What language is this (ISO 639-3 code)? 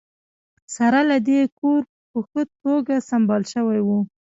pus